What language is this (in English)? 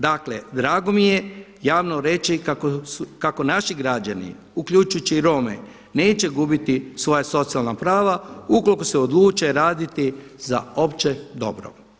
Croatian